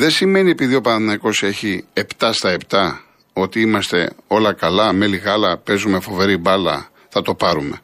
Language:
Greek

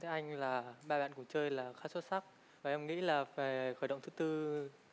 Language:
Vietnamese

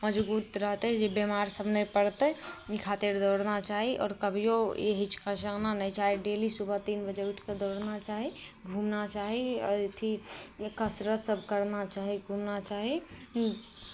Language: Maithili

